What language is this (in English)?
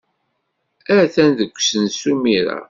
Kabyle